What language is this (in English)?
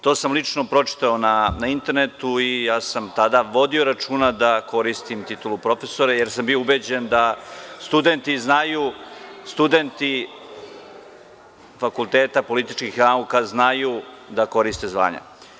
Serbian